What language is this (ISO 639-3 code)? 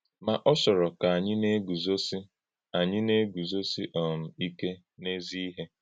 ibo